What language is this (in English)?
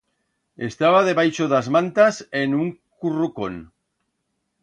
Aragonese